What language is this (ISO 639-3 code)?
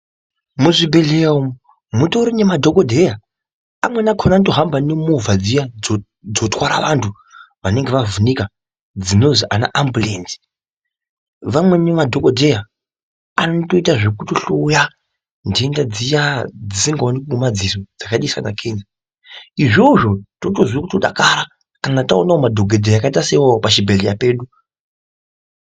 ndc